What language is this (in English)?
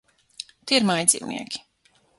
Latvian